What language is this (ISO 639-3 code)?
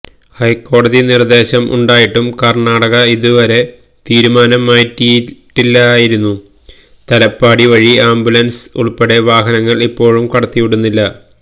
mal